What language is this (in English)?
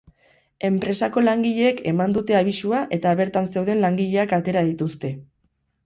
Basque